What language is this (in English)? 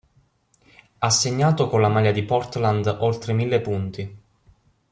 Italian